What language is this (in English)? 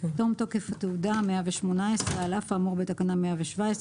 Hebrew